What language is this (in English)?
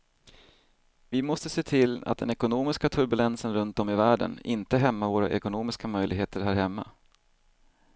Swedish